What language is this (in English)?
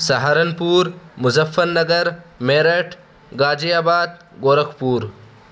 Urdu